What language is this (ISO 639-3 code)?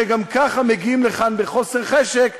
heb